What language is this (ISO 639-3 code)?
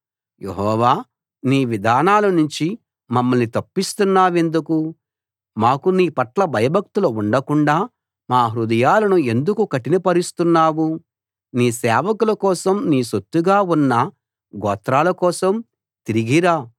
tel